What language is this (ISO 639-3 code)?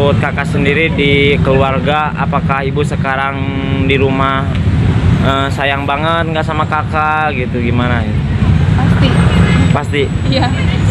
ind